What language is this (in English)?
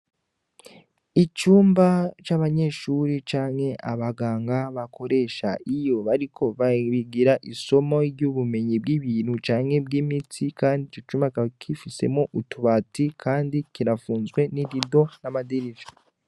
Rundi